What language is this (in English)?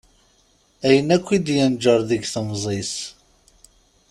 Kabyle